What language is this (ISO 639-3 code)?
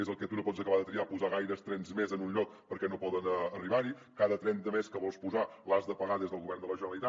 cat